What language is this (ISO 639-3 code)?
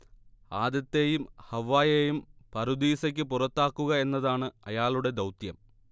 mal